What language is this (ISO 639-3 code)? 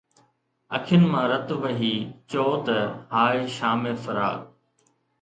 snd